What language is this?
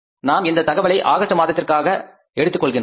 Tamil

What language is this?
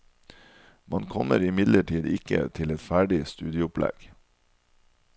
Norwegian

